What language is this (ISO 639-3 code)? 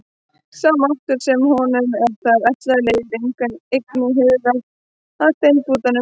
isl